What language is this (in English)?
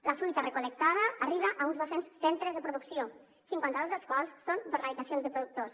Catalan